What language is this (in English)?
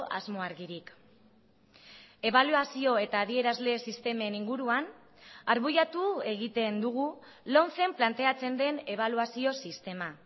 Basque